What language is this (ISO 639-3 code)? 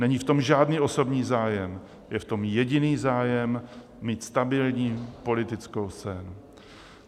ces